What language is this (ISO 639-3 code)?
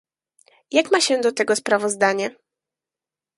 pol